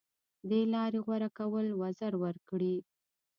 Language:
Pashto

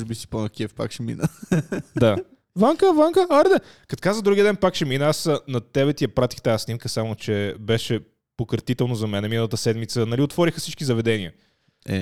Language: Bulgarian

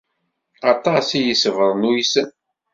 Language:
Kabyle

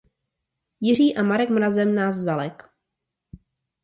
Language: Czech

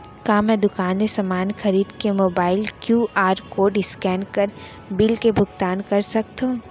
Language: Chhattisgarhi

